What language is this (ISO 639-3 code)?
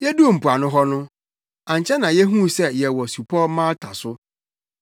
aka